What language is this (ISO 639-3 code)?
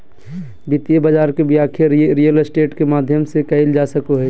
mag